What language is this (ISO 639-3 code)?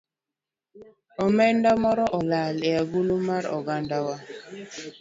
luo